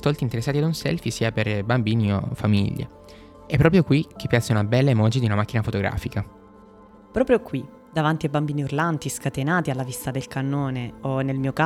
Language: Italian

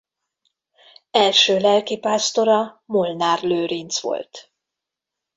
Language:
Hungarian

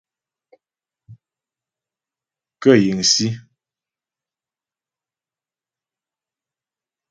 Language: Ghomala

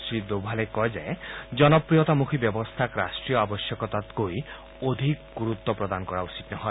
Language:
Assamese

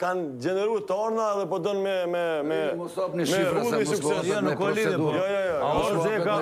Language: Romanian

